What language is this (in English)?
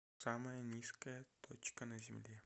Russian